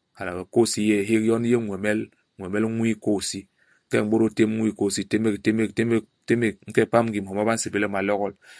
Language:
Basaa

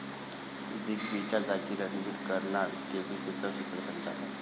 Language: Marathi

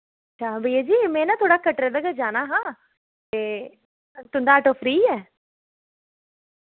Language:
Dogri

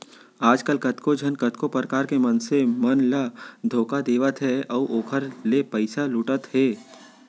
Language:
Chhattisgarhi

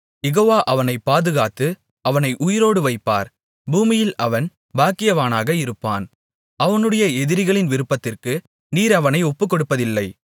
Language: Tamil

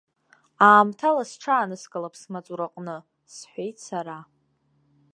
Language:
Abkhazian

